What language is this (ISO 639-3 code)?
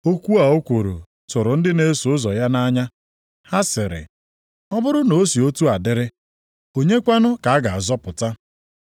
ibo